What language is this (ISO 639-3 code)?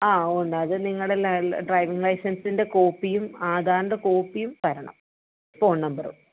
mal